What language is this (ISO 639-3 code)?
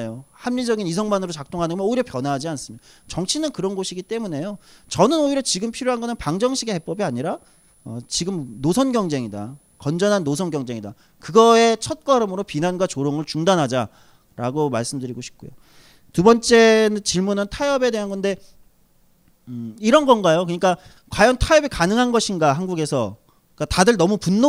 kor